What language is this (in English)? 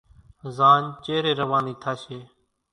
Kachi Koli